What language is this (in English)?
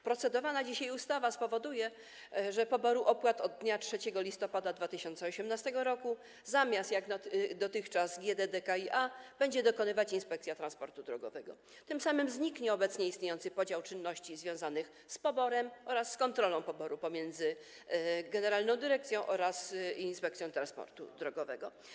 Polish